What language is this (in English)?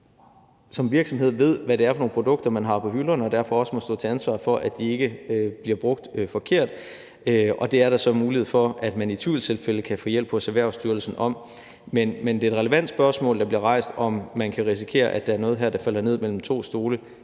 Danish